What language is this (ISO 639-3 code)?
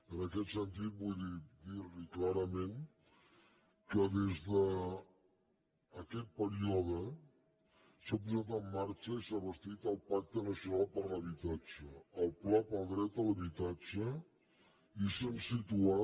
cat